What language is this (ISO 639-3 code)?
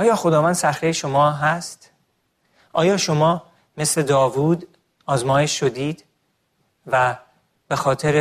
fas